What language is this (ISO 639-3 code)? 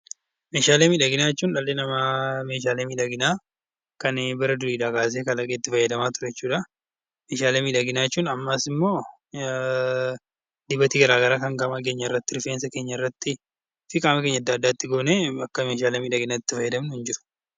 orm